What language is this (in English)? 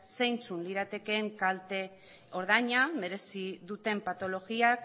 Basque